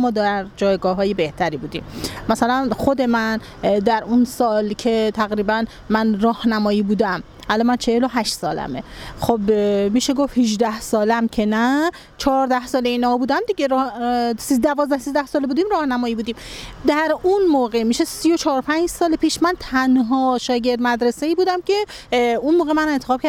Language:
Persian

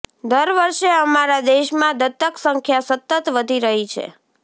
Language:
Gujarati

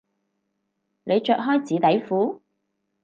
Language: Cantonese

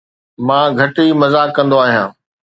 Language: Sindhi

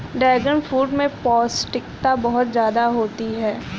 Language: Hindi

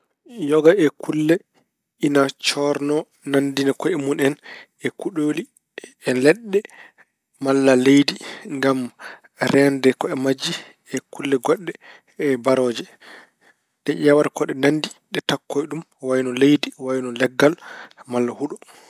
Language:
Fula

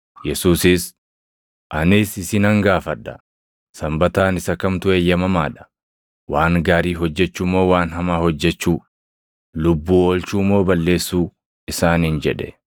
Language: Oromo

